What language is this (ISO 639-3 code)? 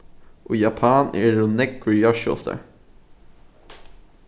fao